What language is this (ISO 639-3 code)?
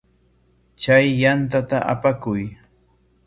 qwa